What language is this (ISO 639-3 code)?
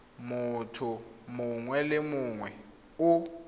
tsn